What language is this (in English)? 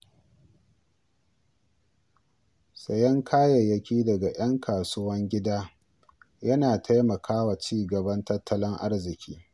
Hausa